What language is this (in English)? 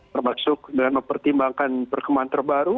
Indonesian